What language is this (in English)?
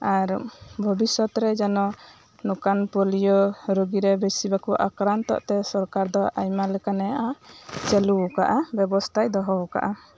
Santali